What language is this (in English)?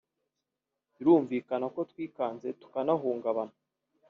Kinyarwanda